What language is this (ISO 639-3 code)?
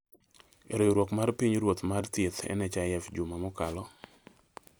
luo